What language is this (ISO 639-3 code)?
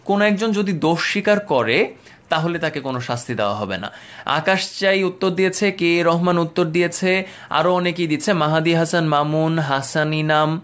ben